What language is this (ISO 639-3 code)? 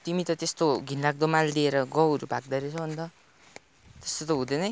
nep